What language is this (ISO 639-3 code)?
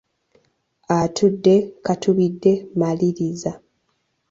lug